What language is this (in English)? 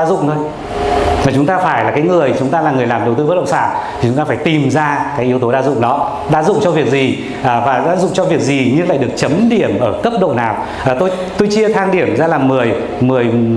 Vietnamese